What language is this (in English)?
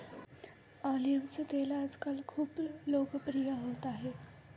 Marathi